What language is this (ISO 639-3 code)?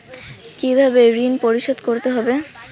ben